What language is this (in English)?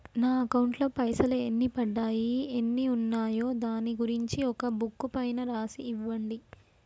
Telugu